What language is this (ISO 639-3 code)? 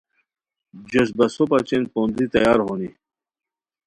khw